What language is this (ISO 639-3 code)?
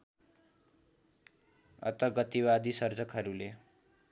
nep